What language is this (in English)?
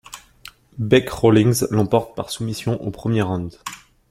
French